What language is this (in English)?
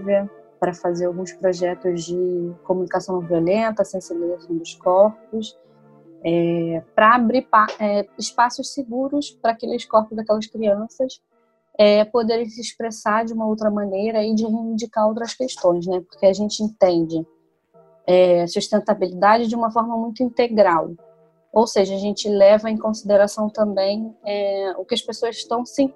Portuguese